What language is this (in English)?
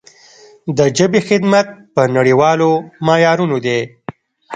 Pashto